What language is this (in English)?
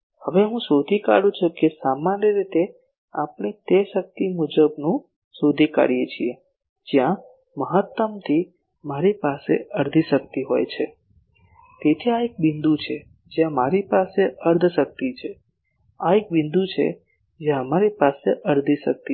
Gujarati